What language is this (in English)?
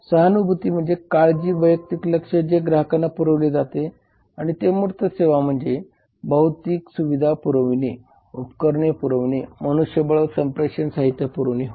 Marathi